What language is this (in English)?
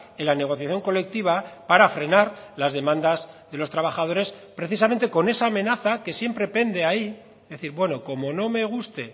Spanish